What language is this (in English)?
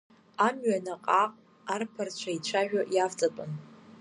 Abkhazian